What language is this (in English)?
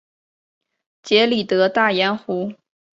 Chinese